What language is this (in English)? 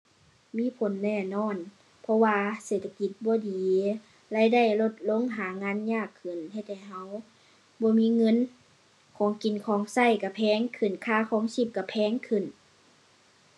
Thai